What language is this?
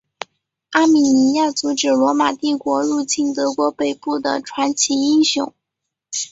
Chinese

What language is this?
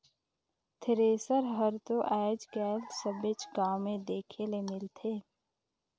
Chhattisgarhi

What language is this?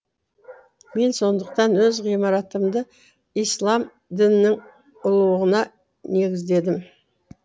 Kazakh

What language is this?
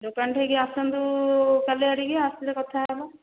Odia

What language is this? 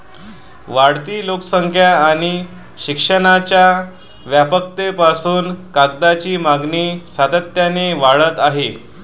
Marathi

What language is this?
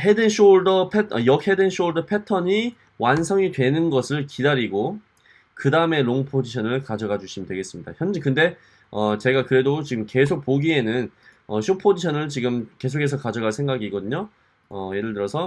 Korean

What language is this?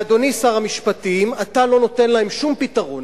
Hebrew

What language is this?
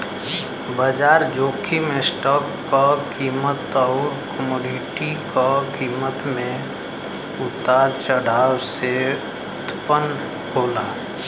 Bhojpuri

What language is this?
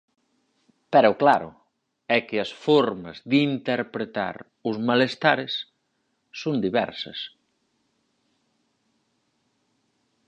Galician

